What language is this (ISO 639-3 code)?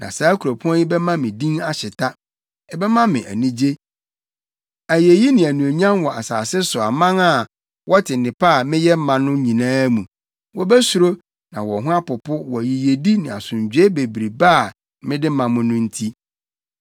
aka